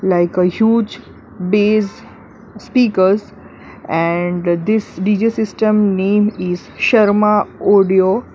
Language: English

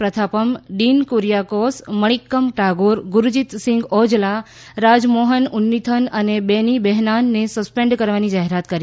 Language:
Gujarati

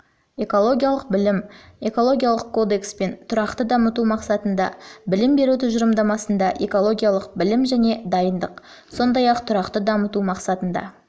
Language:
Kazakh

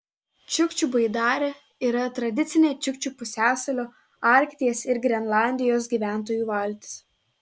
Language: Lithuanian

